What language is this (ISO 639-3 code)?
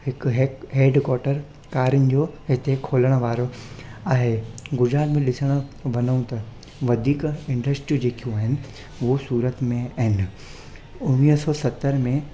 snd